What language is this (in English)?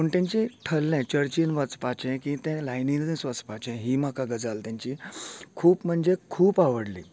Konkani